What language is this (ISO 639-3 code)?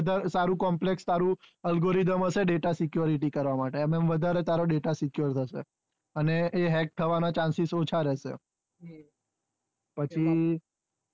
guj